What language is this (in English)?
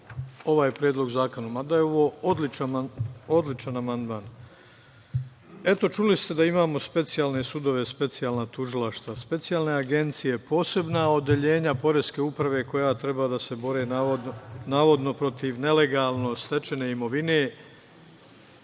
Serbian